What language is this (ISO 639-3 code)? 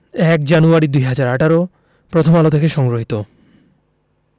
ben